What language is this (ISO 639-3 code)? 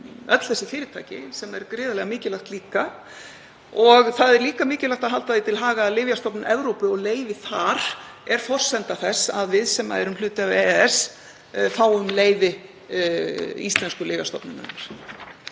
isl